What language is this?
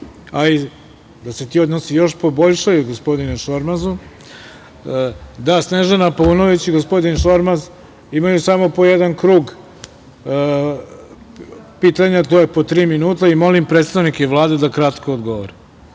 Serbian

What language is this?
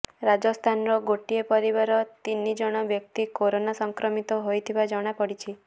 Odia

